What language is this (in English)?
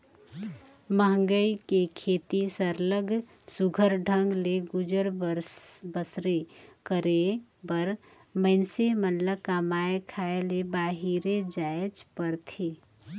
Chhattisgarhi